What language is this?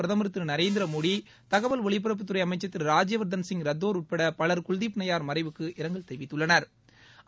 Tamil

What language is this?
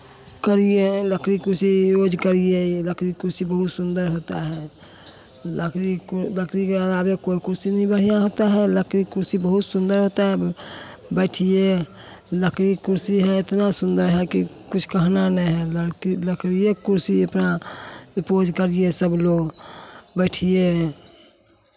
Hindi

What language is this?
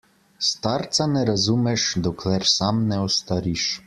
Slovenian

